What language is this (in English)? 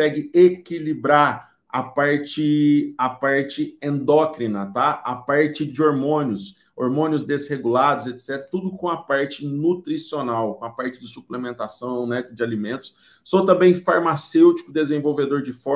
Portuguese